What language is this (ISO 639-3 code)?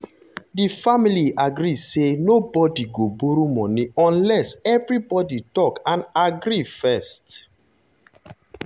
pcm